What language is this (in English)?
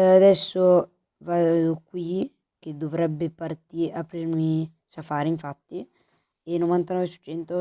Italian